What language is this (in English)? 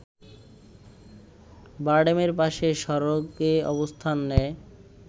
Bangla